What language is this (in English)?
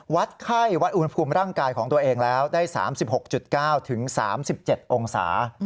Thai